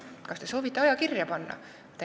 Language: Estonian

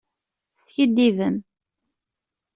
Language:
Kabyle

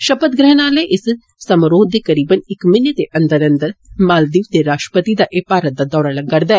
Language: Dogri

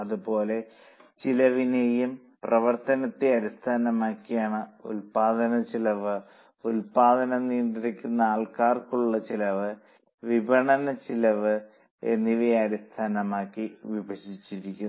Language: Malayalam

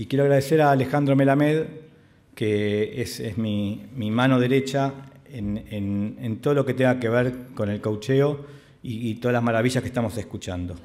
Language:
Spanish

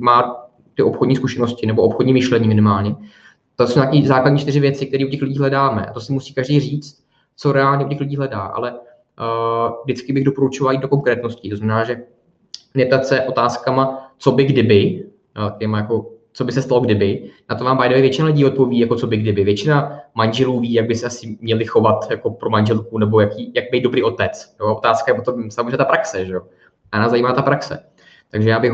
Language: Czech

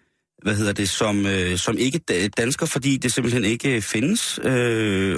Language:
Danish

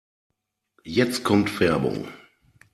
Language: German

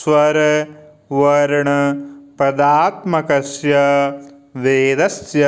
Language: Sanskrit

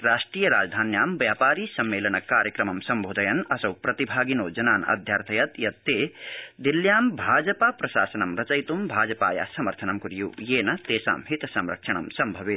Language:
Sanskrit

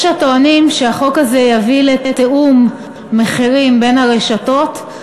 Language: Hebrew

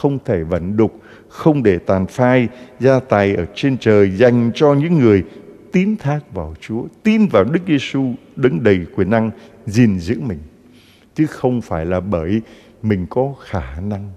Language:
Vietnamese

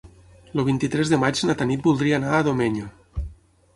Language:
Catalan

